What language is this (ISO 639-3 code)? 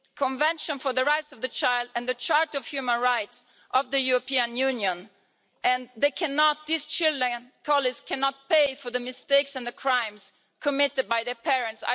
eng